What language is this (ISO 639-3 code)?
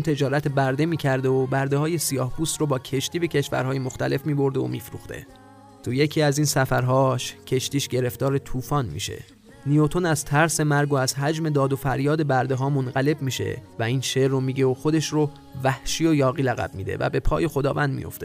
fas